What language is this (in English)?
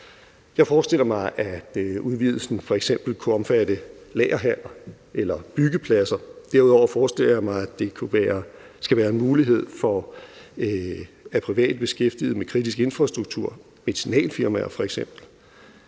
Danish